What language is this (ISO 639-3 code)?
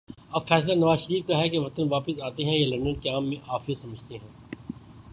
urd